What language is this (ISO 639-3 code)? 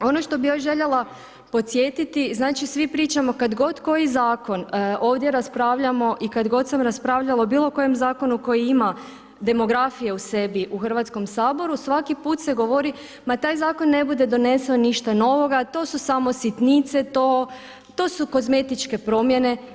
hrv